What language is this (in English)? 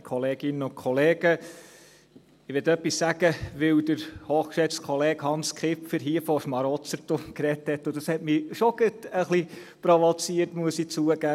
Swiss German